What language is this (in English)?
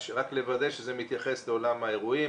Hebrew